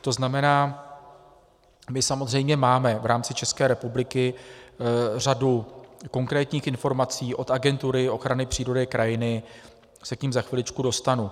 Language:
Czech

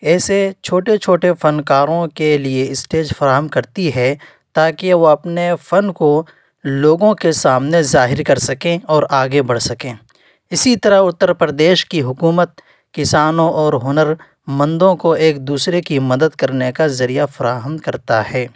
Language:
Urdu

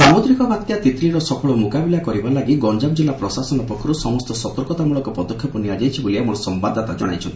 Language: Odia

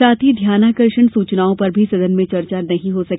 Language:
Hindi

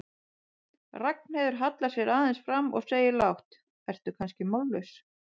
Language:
Icelandic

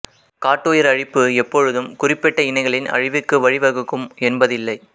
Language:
Tamil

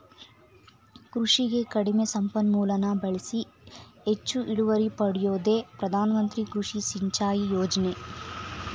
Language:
Kannada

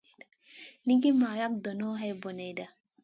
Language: Masana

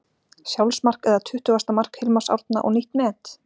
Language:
Icelandic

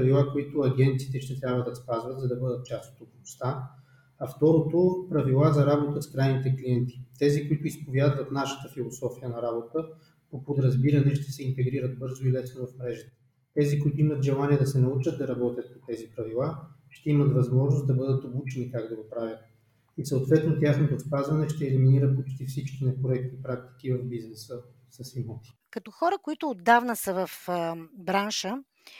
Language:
Bulgarian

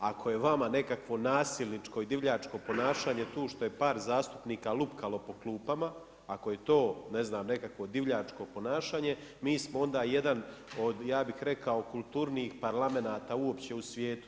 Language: Croatian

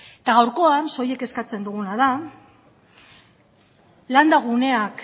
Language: Basque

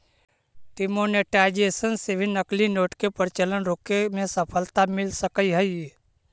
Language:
Magahi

